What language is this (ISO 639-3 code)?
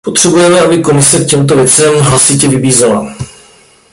ces